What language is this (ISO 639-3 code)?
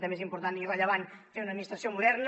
cat